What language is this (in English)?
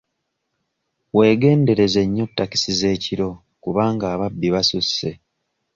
Ganda